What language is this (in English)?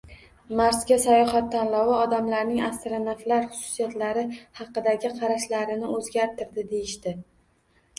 Uzbek